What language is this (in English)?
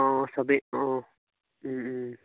Assamese